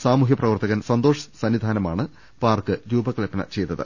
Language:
Malayalam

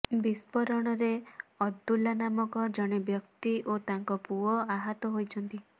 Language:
Odia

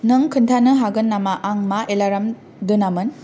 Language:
Bodo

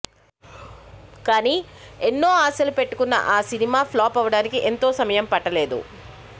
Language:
Telugu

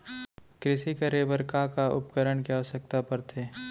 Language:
Chhattisgarhi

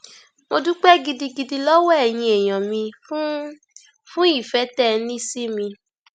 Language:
Yoruba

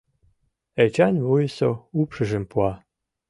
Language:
Mari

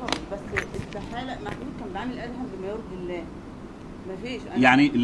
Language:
Arabic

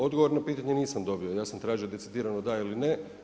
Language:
Croatian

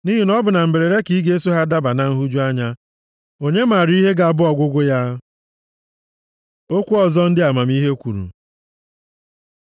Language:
Igbo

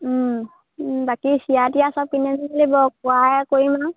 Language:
Assamese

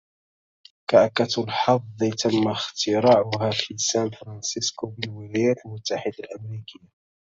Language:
Arabic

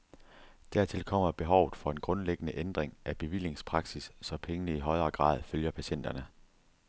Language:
Danish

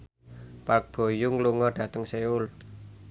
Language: Javanese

